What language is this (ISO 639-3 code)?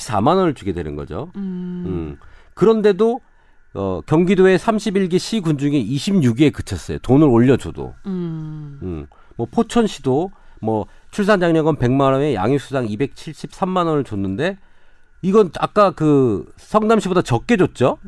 kor